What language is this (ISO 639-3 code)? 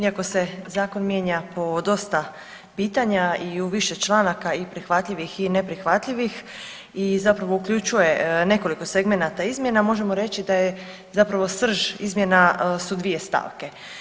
hrv